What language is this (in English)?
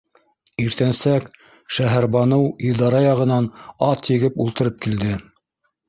Bashkir